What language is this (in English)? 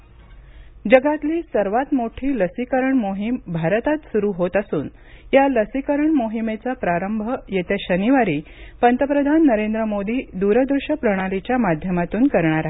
Marathi